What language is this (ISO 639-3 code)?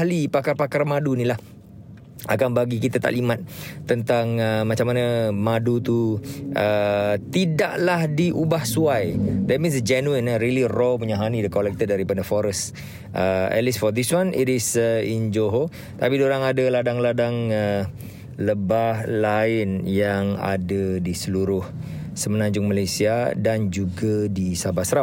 msa